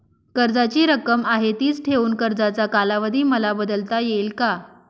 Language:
Marathi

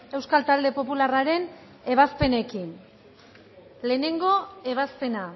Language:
Basque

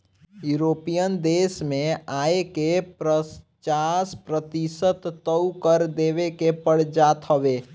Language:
Bhojpuri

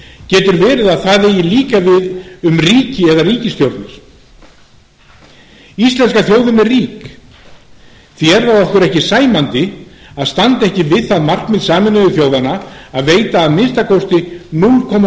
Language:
Icelandic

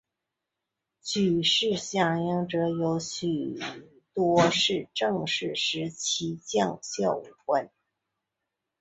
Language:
Chinese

